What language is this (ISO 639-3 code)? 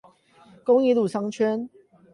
zho